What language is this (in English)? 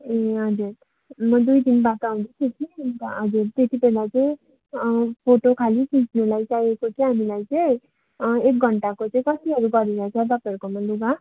Nepali